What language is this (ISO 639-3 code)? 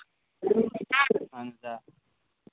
kas